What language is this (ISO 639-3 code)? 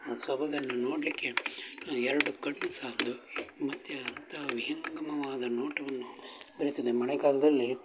kan